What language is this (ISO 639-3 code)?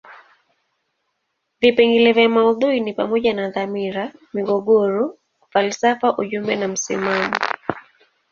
swa